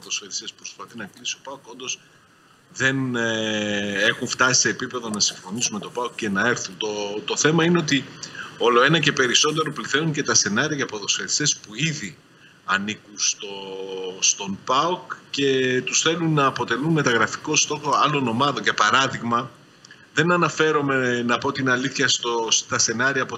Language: Greek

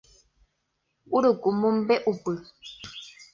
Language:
Guarani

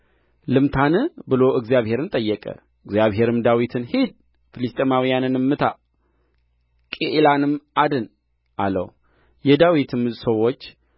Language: Amharic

